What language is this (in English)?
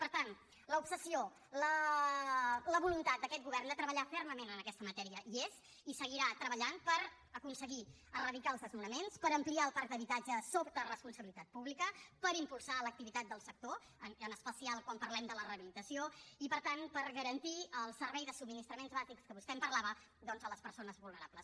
Catalan